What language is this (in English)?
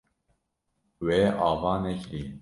Kurdish